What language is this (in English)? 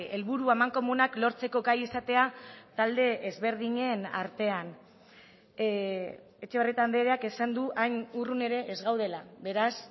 Basque